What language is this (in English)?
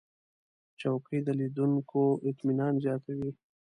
Pashto